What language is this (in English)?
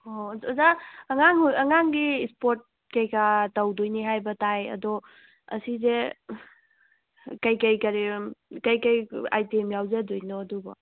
Manipuri